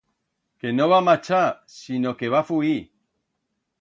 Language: Aragonese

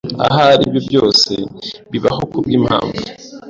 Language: Kinyarwanda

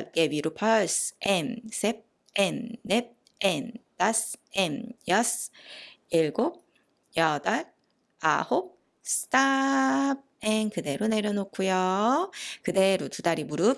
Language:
Korean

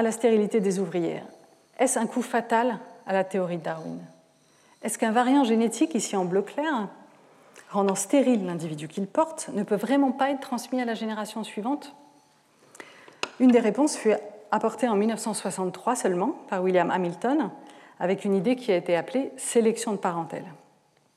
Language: French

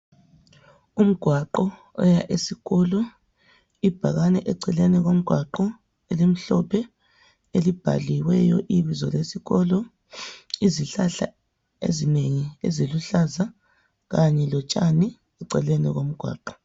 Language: North Ndebele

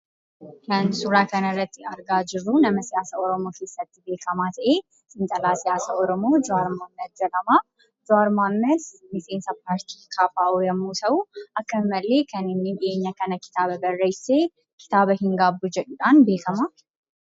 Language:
Oromo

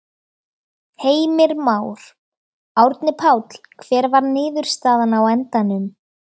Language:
Icelandic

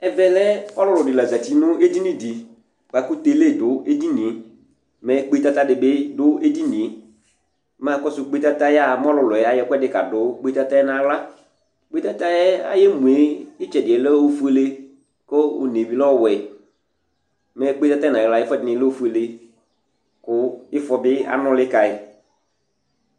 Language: Ikposo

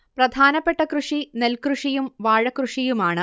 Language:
Malayalam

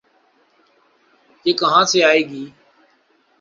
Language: Urdu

